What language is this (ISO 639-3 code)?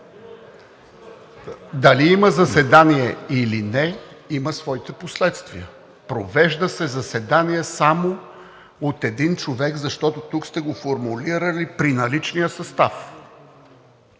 bul